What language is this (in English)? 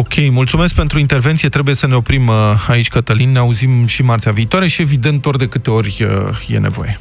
Romanian